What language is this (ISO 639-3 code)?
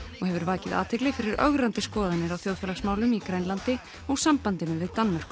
isl